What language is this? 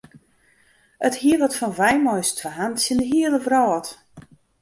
Western Frisian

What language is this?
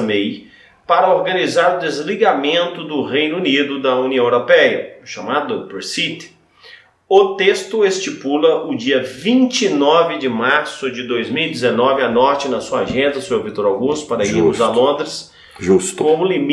Portuguese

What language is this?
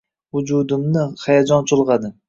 Uzbek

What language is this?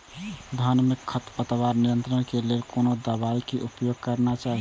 Maithili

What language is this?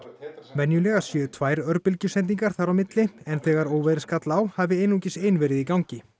Icelandic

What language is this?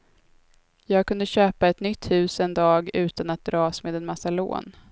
Swedish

